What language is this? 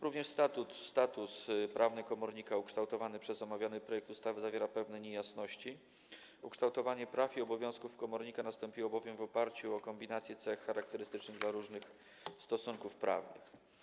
Polish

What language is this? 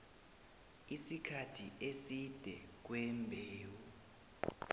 South Ndebele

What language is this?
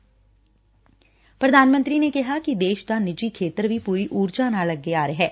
Punjabi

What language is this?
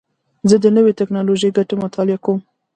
Pashto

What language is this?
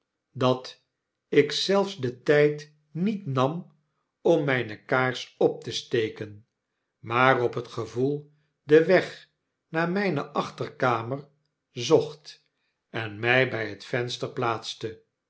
Dutch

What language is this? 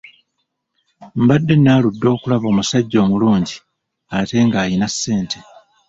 Ganda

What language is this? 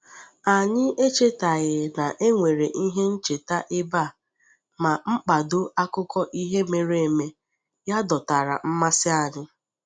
Igbo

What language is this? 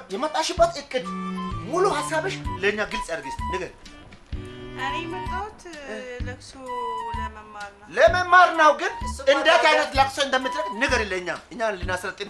Amharic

